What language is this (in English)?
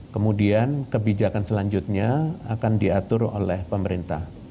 Indonesian